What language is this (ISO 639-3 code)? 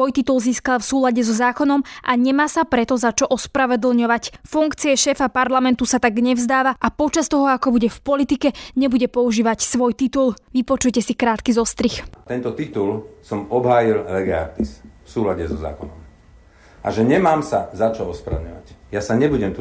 slk